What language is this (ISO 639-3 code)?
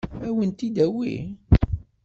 kab